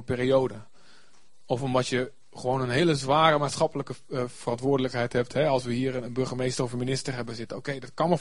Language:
Dutch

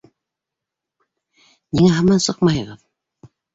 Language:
Bashkir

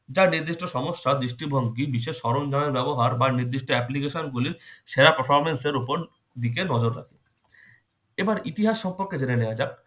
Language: Bangla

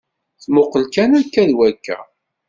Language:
Kabyle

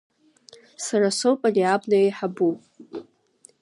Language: Abkhazian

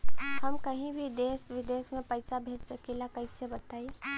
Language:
Bhojpuri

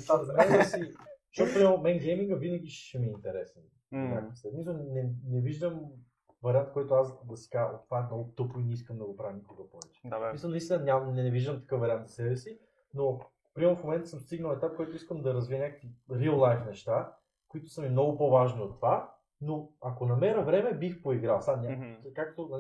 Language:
Bulgarian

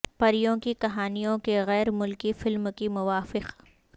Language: Urdu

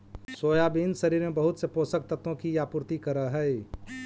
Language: Magahi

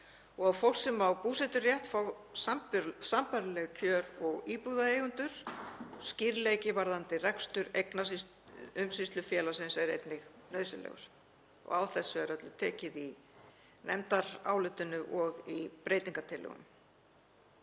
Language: Icelandic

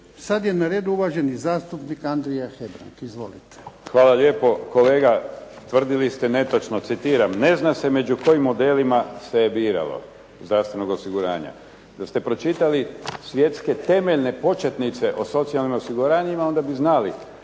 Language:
Croatian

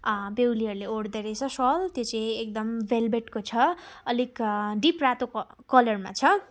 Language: Nepali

